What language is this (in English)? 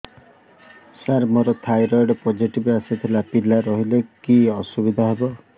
Odia